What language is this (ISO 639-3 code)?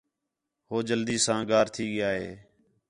xhe